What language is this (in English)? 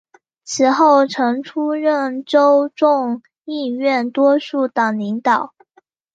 Chinese